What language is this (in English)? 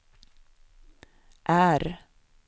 Swedish